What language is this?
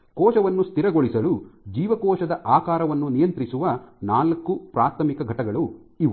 Kannada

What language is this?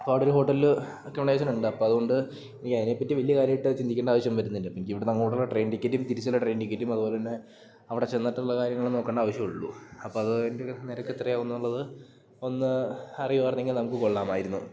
Malayalam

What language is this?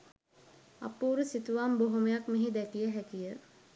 Sinhala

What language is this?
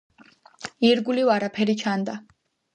Georgian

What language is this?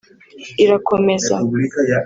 Kinyarwanda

